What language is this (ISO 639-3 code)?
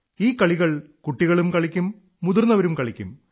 mal